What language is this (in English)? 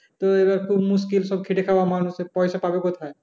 Bangla